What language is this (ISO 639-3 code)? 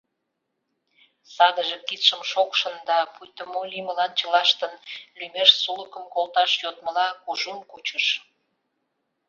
chm